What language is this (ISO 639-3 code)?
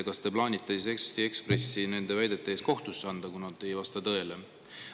est